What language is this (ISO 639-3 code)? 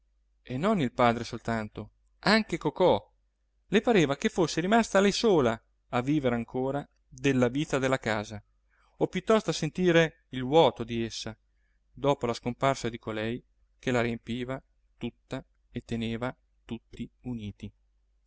ita